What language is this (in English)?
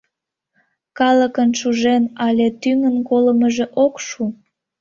Mari